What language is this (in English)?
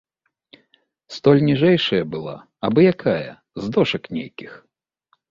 Belarusian